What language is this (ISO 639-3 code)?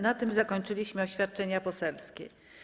pol